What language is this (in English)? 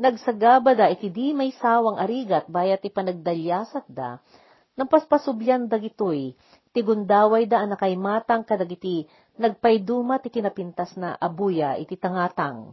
Filipino